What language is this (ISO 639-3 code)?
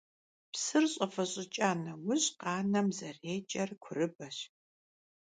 kbd